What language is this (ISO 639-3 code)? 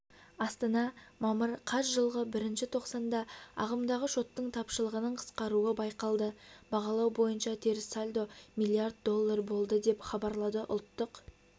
kaz